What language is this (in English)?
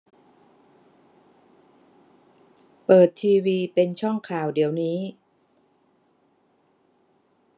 Thai